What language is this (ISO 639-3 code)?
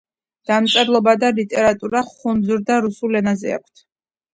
kat